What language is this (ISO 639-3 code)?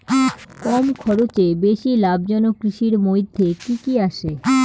ben